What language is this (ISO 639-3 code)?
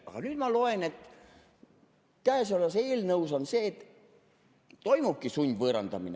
est